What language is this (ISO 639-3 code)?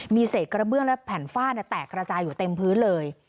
tha